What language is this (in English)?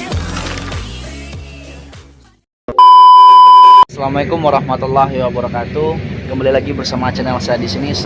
Indonesian